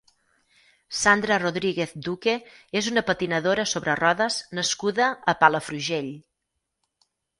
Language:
Catalan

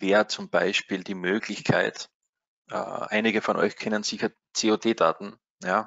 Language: German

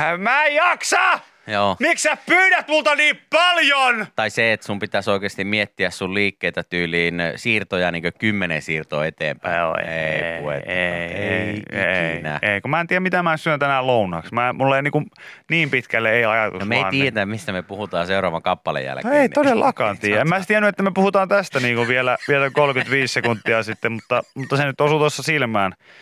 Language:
Finnish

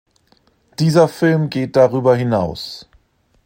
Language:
German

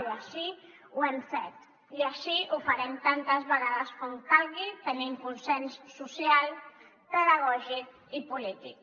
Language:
Catalan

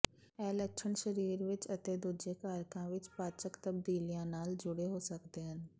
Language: Punjabi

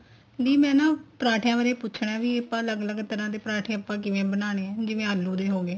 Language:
Punjabi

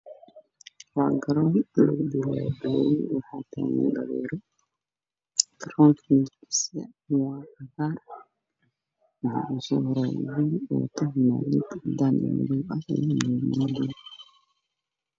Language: Somali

